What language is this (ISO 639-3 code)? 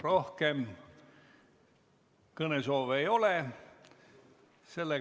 est